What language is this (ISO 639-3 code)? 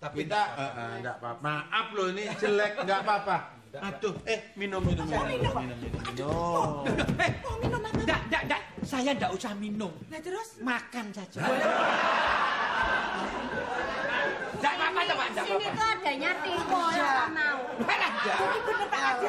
ind